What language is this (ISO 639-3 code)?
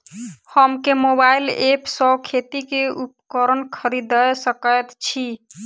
mai